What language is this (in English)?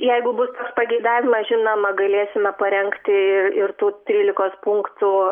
Lithuanian